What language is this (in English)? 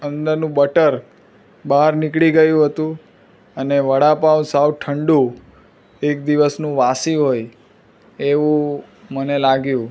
Gujarati